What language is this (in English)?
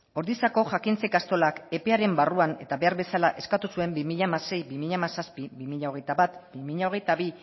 Basque